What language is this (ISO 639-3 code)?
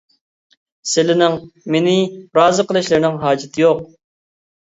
uig